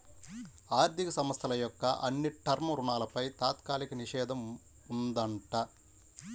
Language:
Telugu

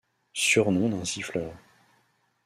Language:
French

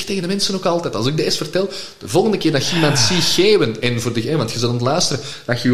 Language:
Dutch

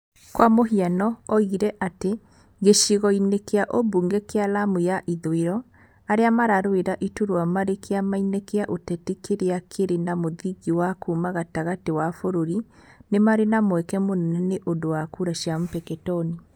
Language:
Kikuyu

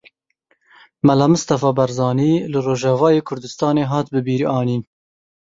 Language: Kurdish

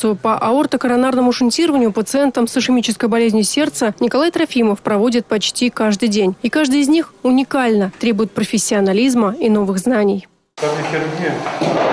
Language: Russian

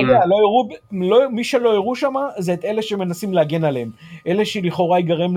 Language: Hebrew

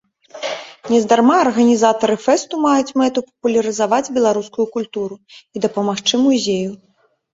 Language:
Belarusian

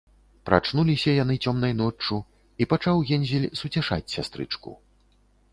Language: Belarusian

